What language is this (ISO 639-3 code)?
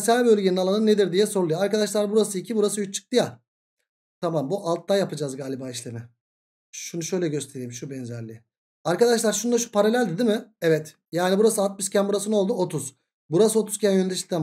tur